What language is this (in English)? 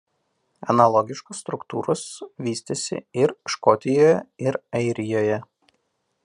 Lithuanian